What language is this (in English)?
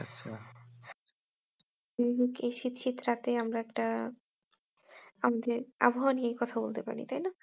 Bangla